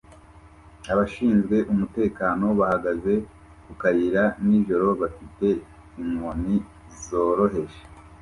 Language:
Kinyarwanda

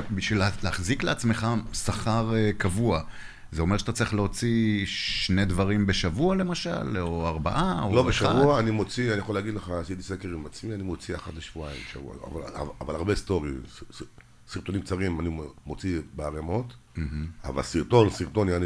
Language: Hebrew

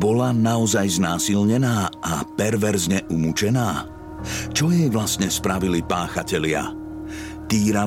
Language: Slovak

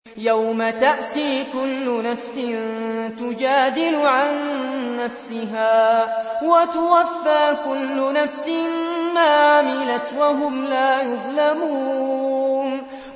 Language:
Arabic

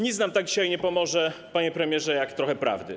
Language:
Polish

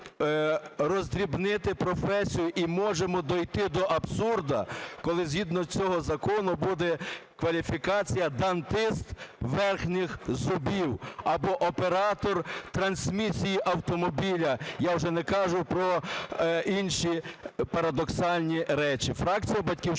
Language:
Ukrainian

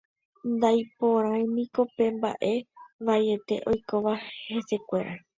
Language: Guarani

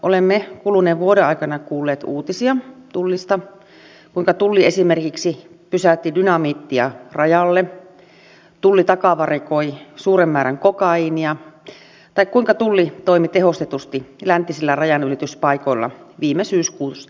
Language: Finnish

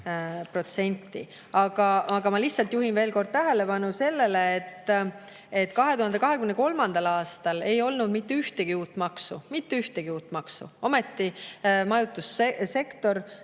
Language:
Estonian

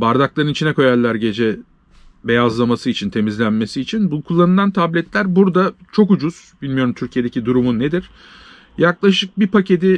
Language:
Turkish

